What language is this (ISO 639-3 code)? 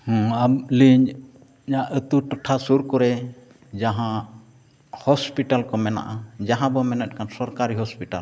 sat